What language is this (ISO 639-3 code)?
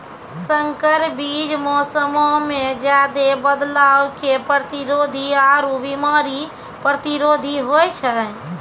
mai